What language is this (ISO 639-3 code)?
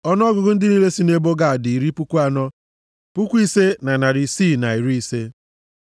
ibo